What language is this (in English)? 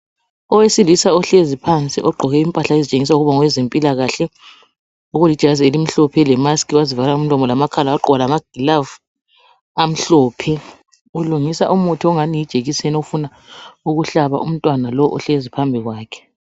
North Ndebele